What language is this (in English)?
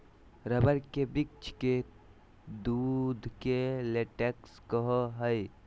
Magahi